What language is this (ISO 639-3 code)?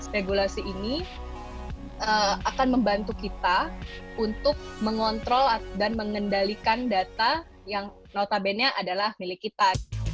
ind